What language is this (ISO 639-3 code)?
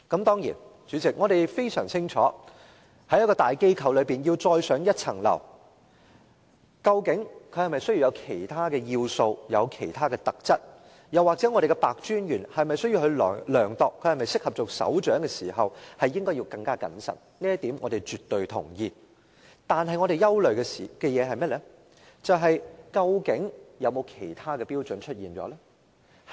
yue